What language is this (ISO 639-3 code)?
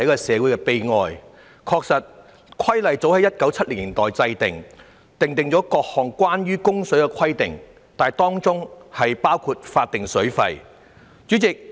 yue